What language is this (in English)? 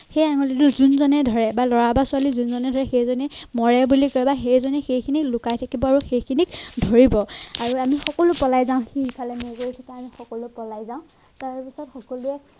Assamese